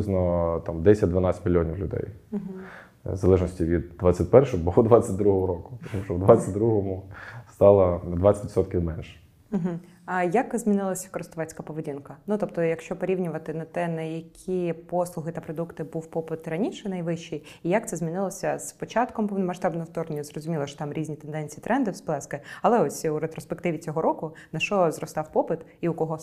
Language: Ukrainian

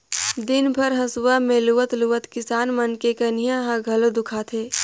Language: Chhattisgarhi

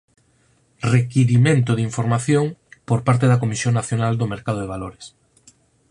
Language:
Galician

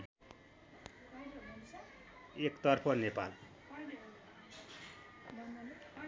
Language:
Nepali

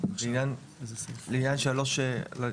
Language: Hebrew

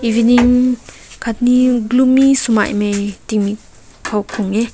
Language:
Rongmei Naga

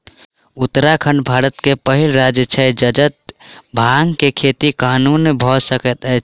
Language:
Maithili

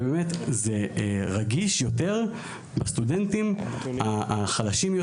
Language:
Hebrew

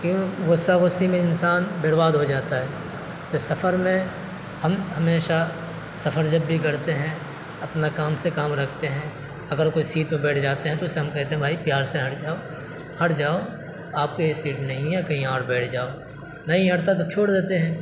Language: Urdu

